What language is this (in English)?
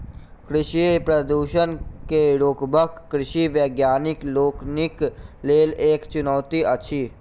Maithili